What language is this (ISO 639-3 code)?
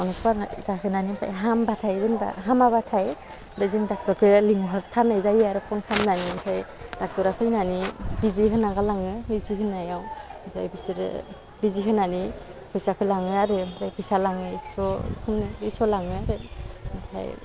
brx